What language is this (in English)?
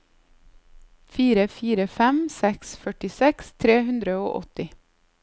Norwegian